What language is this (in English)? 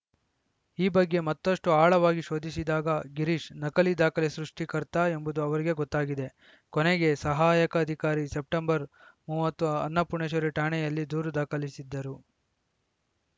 Kannada